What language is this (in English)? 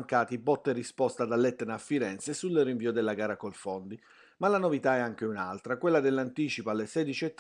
Italian